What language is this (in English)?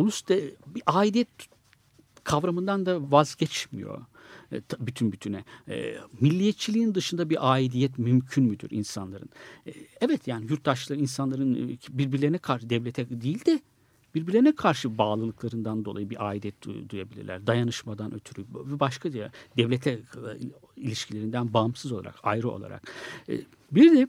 Turkish